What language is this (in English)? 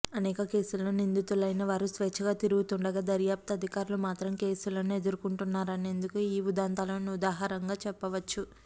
Telugu